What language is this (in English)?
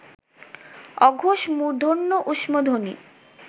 Bangla